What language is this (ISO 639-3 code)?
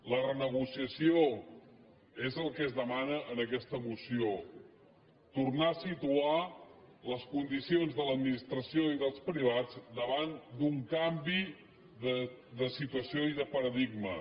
cat